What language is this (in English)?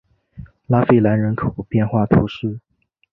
Chinese